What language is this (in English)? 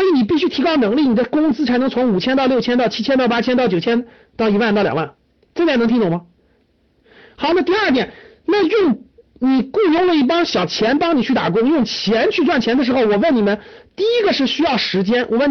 Chinese